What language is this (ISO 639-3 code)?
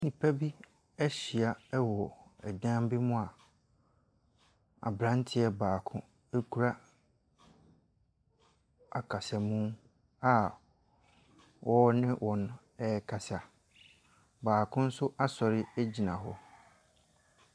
aka